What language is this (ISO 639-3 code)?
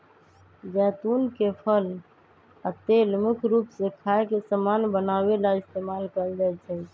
mag